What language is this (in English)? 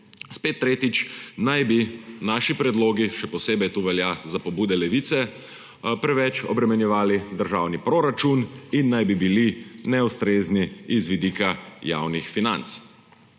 Slovenian